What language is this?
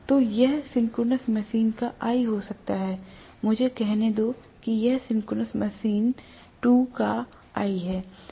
Hindi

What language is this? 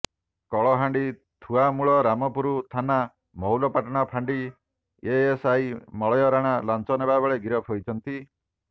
Odia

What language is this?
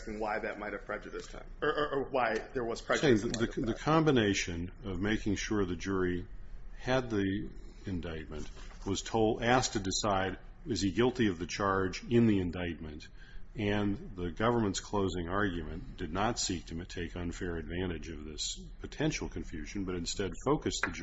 English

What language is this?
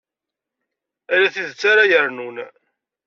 Kabyle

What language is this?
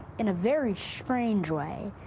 English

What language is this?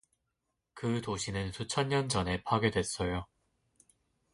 Korean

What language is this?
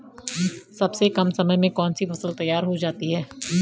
Hindi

